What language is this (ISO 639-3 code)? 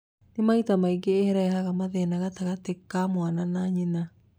kik